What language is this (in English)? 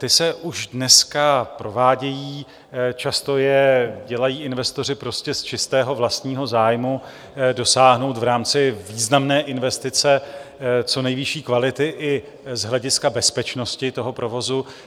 Czech